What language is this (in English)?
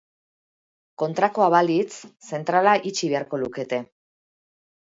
Basque